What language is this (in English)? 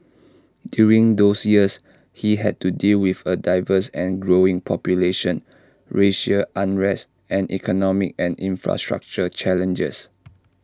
English